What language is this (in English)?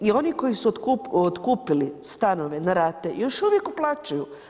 Croatian